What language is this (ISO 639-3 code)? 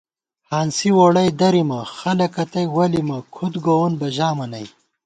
gwt